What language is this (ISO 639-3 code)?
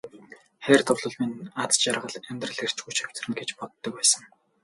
mon